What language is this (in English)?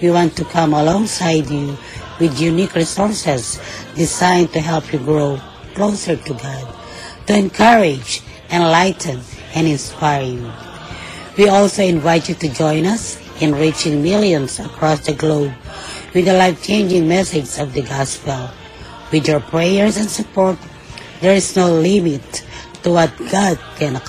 Filipino